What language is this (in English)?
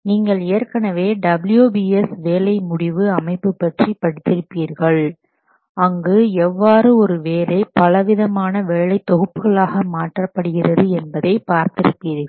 Tamil